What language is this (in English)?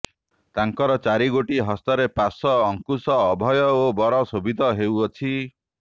Odia